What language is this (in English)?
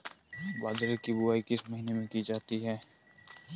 Hindi